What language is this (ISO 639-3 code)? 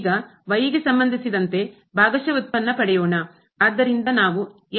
kan